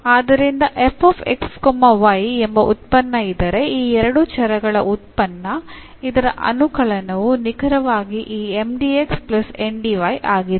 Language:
Kannada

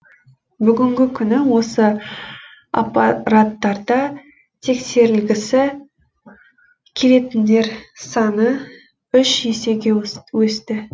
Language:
Kazakh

